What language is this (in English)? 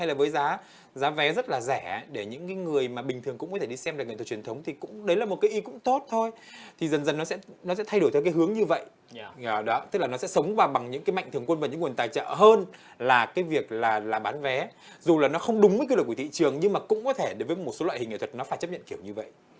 Vietnamese